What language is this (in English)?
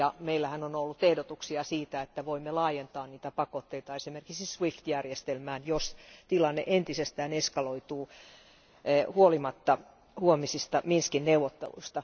Finnish